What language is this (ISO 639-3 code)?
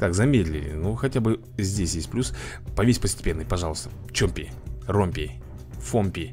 rus